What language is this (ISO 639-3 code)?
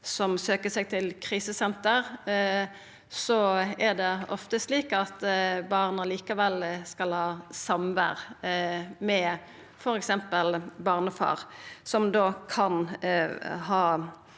nor